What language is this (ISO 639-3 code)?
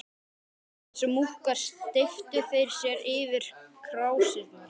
isl